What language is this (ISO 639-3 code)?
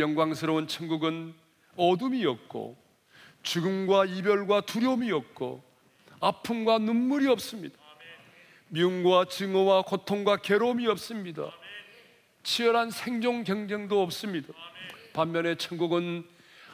kor